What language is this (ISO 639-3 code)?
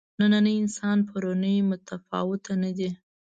pus